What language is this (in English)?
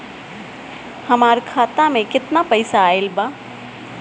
Bhojpuri